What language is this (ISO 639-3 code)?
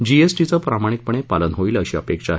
mar